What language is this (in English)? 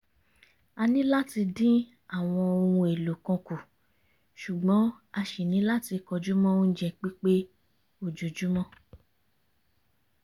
Yoruba